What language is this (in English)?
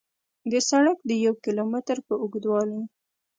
Pashto